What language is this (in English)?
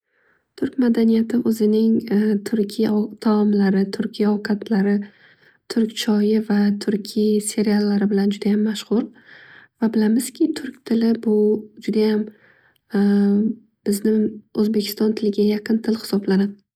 Uzbek